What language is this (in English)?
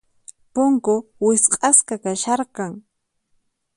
Puno Quechua